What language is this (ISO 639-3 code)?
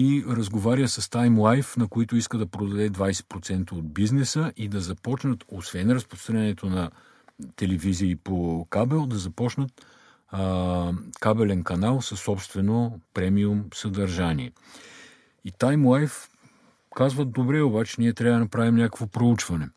bul